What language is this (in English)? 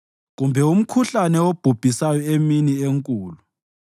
North Ndebele